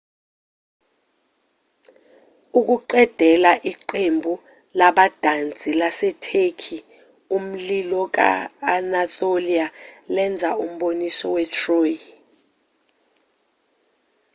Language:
Zulu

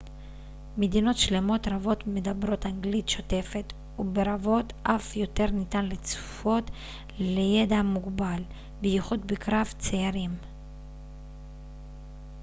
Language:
Hebrew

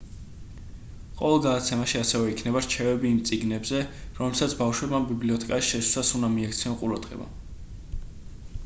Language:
Georgian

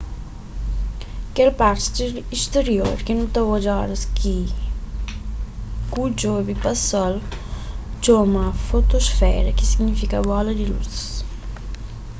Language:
Kabuverdianu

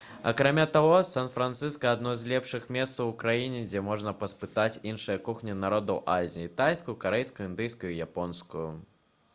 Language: Belarusian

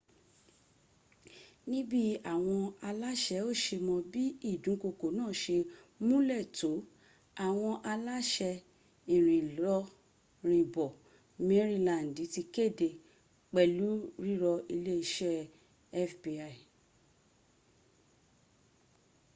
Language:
Yoruba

